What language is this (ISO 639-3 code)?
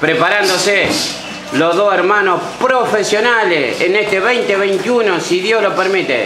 spa